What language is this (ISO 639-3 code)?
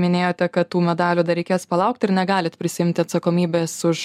lit